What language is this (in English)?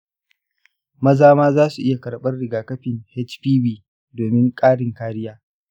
Hausa